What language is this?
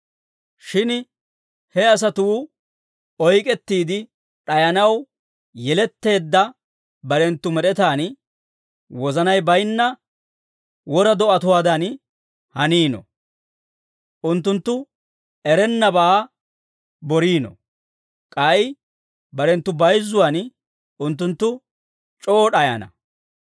Dawro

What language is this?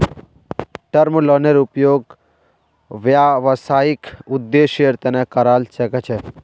Magahi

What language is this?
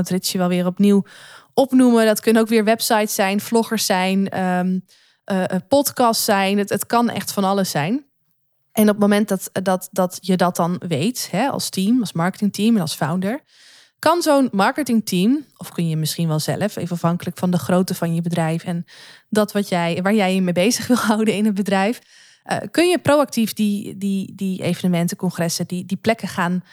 Dutch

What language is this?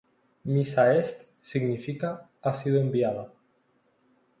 Spanish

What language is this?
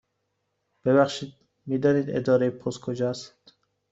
Persian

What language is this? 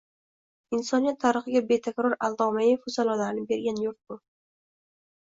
Uzbek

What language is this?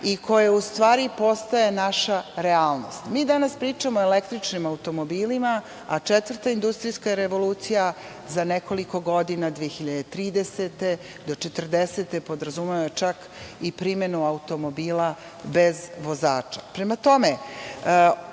Serbian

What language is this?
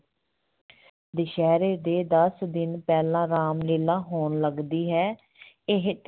Punjabi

